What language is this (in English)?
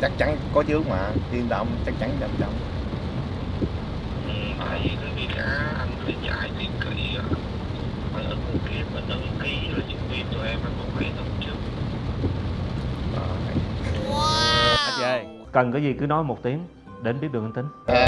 Vietnamese